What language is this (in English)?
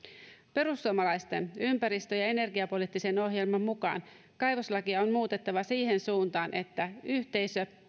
Finnish